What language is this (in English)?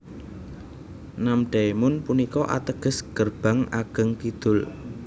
Javanese